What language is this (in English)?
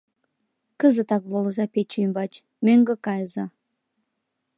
Mari